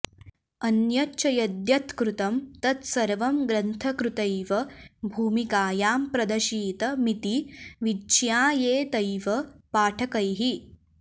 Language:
Sanskrit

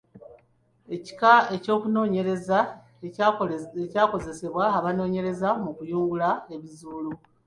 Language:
Ganda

